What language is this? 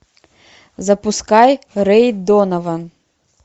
Russian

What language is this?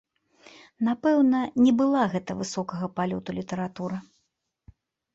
Belarusian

